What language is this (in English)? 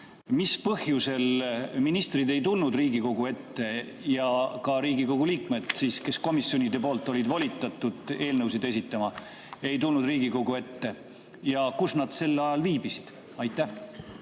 Estonian